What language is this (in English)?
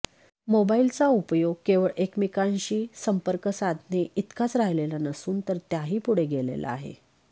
Marathi